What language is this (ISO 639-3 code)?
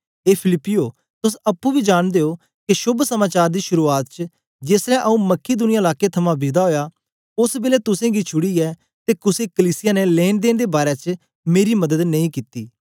doi